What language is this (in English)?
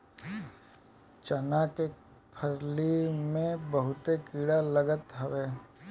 Bhojpuri